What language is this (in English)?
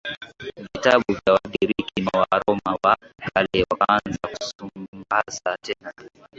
Swahili